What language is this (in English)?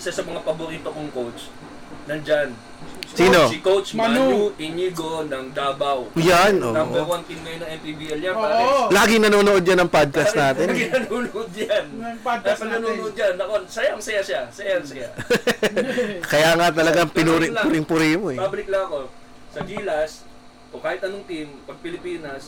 Filipino